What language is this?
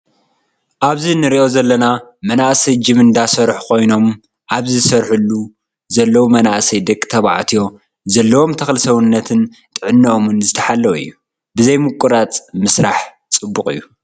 Tigrinya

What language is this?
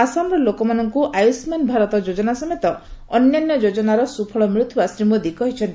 Odia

